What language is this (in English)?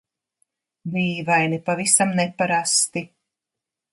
Latvian